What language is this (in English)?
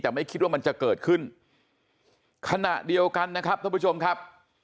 Thai